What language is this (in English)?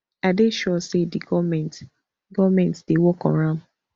Nigerian Pidgin